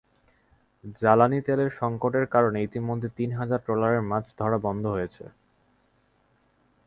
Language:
Bangla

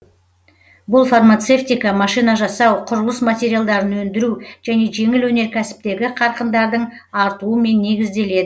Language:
Kazakh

